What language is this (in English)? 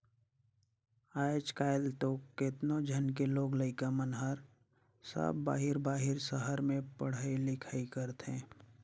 Chhattisgarhi